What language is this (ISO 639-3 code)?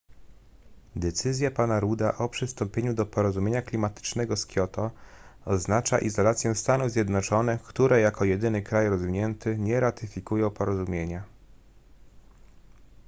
pol